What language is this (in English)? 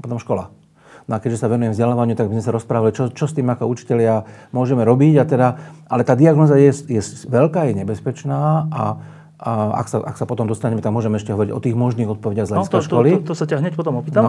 Slovak